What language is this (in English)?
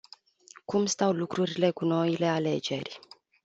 Romanian